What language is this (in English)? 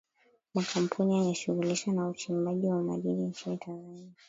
Swahili